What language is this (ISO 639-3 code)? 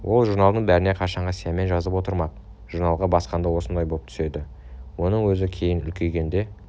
kaz